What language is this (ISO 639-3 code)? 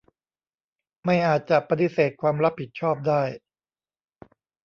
tha